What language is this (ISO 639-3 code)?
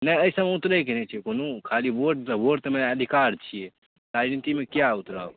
mai